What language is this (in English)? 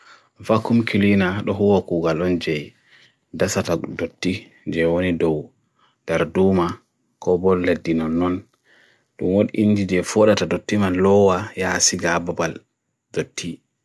Bagirmi Fulfulde